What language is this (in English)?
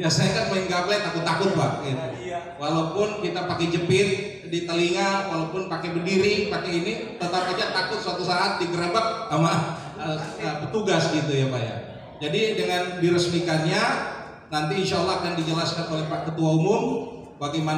Indonesian